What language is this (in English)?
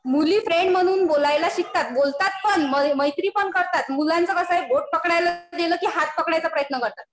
Marathi